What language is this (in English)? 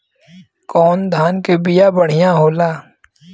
Bhojpuri